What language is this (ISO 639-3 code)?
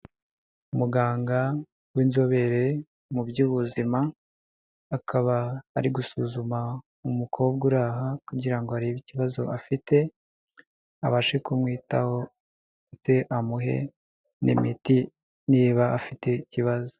kin